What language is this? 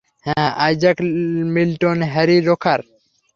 Bangla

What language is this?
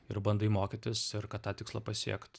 Lithuanian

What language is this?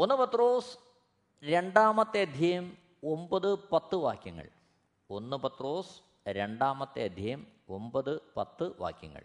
Malayalam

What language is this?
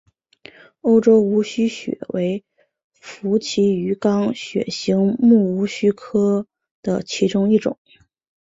Chinese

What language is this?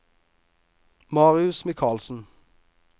Norwegian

